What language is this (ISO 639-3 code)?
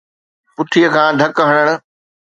snd